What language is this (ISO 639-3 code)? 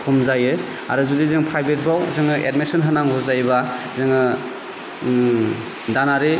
brx